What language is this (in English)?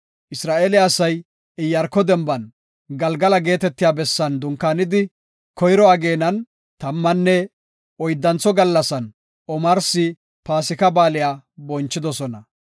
Gofa